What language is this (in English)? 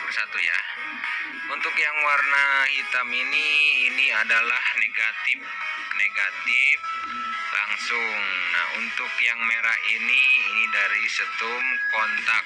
Indonesian